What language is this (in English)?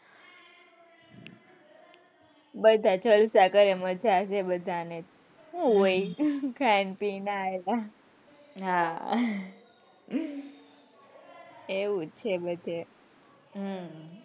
Gujarati